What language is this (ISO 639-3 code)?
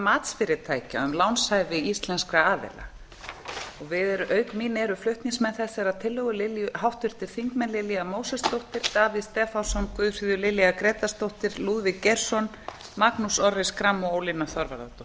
isl